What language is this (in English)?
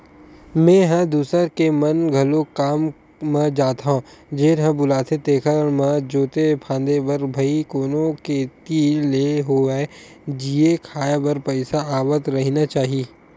Chhattisgarhi